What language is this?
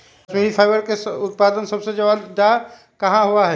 Magahi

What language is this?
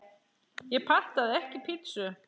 Icelandic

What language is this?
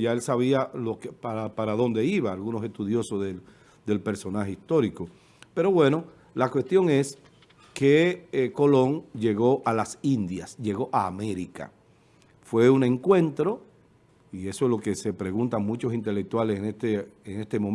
Spanish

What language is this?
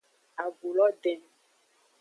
Aja (Benin)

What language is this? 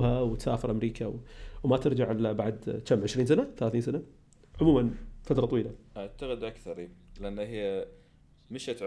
Arabic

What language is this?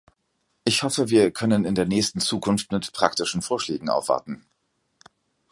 German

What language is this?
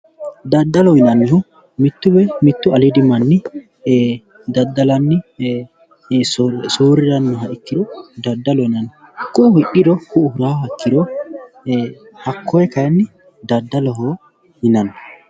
Sidamo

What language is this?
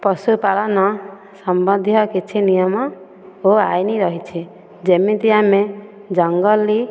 Odia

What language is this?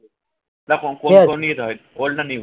Bangla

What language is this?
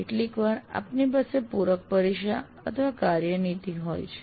Gujarati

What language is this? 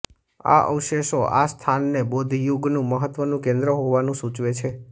Gujarati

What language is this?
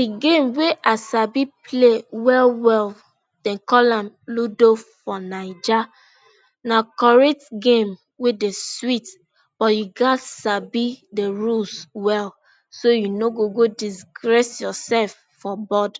Nigerian Pidgin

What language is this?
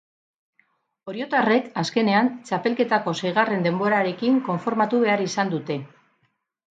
Basque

